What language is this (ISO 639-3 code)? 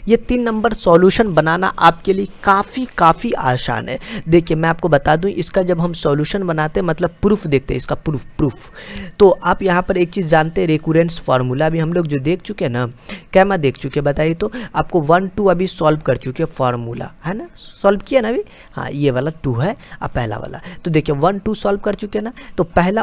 hin